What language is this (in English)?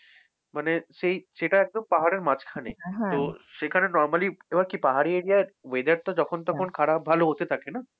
Bangla